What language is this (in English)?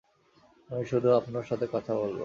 Bangla